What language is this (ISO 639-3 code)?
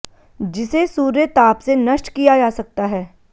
hin